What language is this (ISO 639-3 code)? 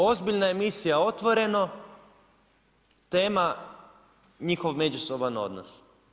hrv